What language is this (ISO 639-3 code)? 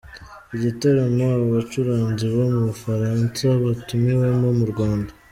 kin